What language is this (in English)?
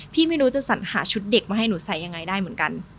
Thai